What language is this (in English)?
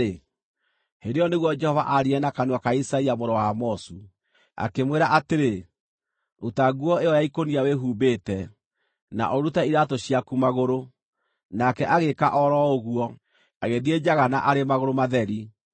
Kikuyu